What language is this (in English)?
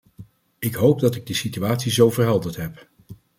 Dutch